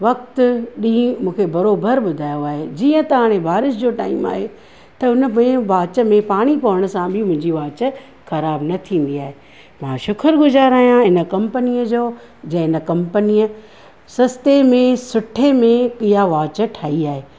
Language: Sindhi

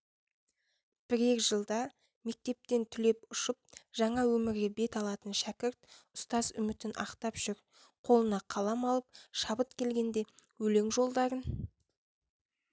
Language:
Kazakh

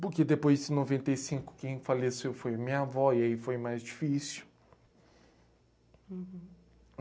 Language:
Portuguese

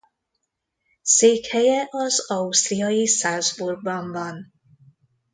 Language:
Hungarian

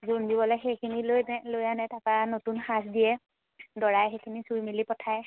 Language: Assamese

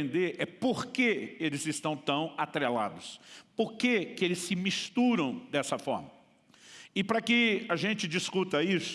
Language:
Portuguese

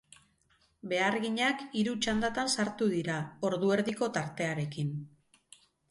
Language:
Basque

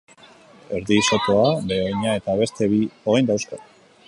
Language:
Basque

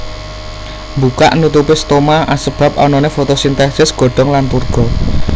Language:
Javanese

